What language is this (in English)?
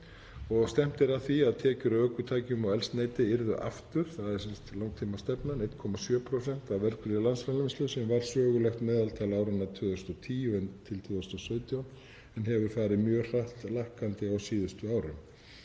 Icelandic